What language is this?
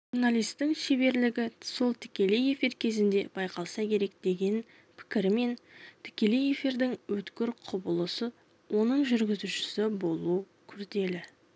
Kazakh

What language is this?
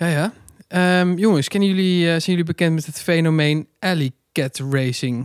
Dutch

